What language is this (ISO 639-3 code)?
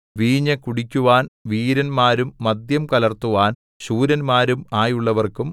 mal